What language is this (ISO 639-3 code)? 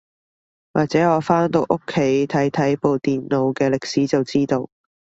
yue